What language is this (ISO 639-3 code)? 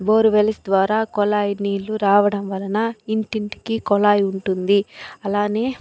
tel